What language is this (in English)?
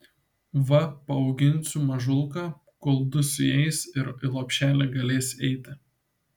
Lithuanian